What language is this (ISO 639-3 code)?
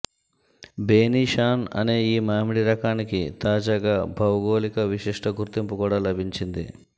tel